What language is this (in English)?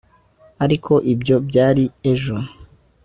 Kinyarwanda